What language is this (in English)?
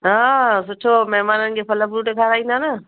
Sindhi